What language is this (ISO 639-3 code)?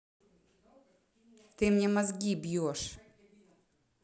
rus